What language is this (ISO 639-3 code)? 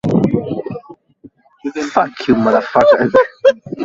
swa